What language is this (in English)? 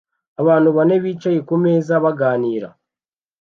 Kinyarwanda